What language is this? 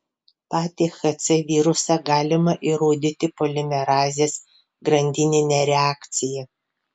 Lithuanian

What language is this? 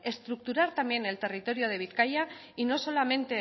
Spanish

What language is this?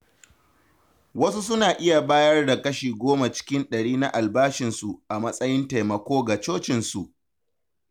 Hausa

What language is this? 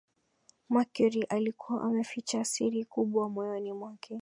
Swahili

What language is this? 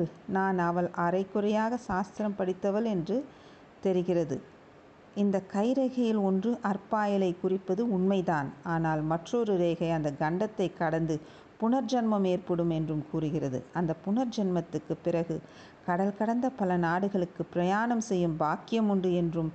Tamil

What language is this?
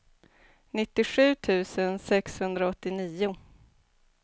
Swedish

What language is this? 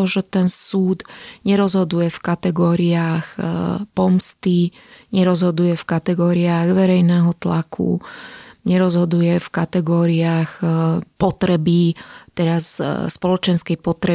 Slovak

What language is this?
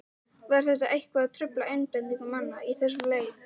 Icelandic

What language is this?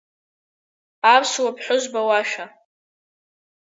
Abkhazian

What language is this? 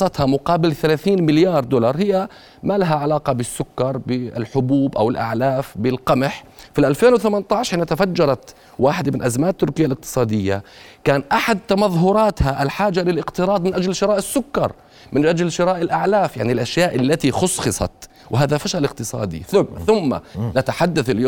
Arabic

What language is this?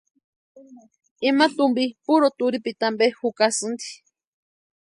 Western Highland Purepecha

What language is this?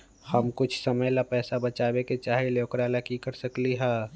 Magahi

